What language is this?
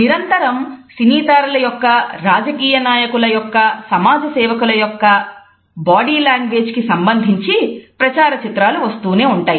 Telugu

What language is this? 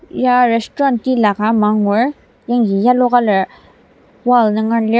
Ao Naga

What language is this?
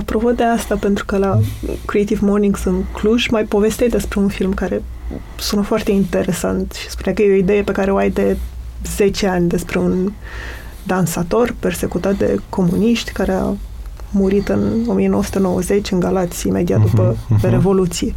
Romanian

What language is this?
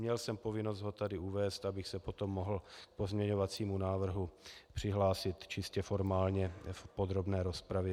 Czech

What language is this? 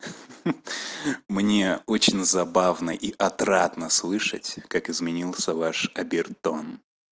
Russian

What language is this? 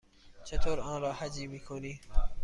Persian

